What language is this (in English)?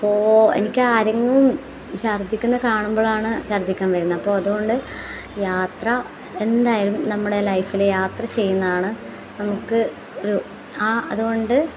Malayalam